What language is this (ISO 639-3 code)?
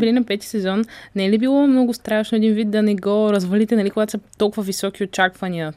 bul